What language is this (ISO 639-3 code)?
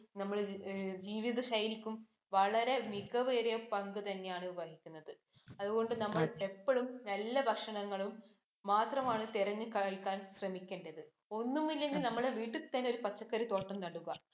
mal